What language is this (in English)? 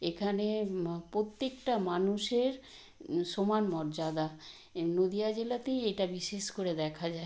Bangla